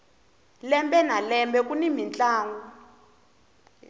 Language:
Tsonga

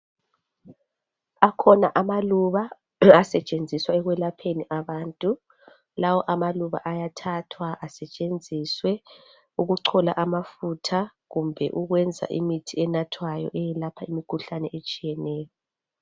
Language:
North Ndebele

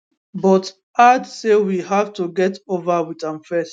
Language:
Nigerian Pidgin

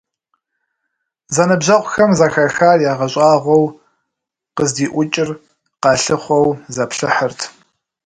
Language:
Kabardian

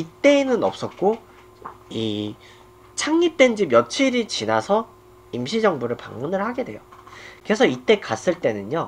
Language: Korean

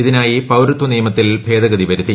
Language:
Malayalam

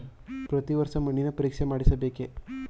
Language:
Kannada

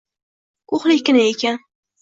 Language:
Uzbek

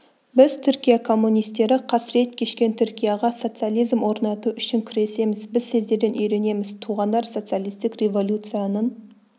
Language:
Kazakh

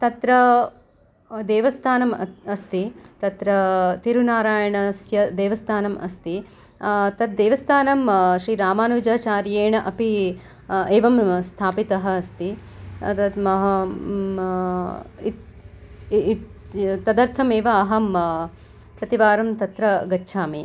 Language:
Sanskrit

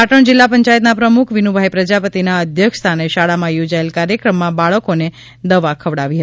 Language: Gujarati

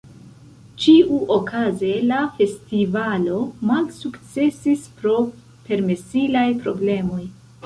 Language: Esperanto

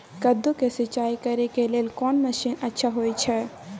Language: Maithili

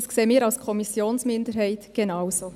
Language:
Swiss German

